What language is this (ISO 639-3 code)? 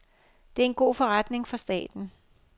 dan